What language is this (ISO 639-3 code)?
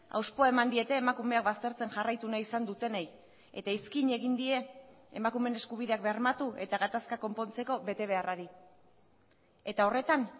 eus